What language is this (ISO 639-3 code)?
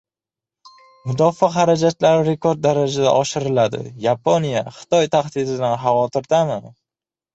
uzb